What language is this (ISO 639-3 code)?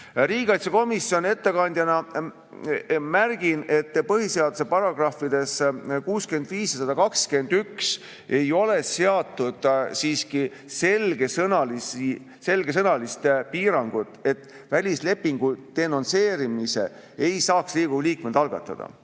est